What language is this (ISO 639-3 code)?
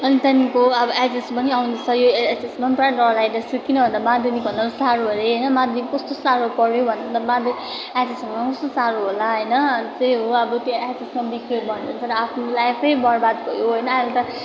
nep